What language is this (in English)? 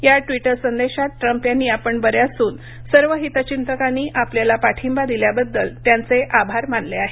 Marathi